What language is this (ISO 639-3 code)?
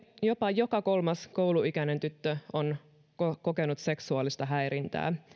fin